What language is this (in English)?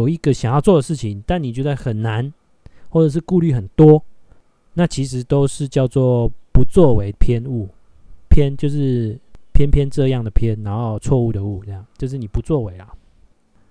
Chinese